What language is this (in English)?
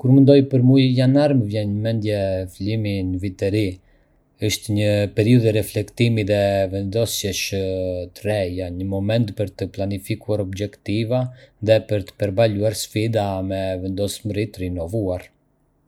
Arbëreshë Albanian